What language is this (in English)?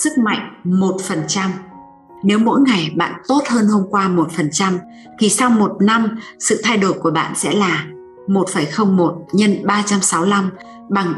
Vietnamese